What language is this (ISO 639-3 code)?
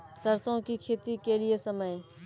mai